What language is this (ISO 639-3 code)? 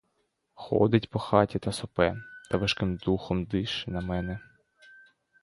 ukr